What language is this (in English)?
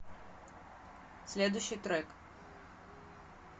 Russian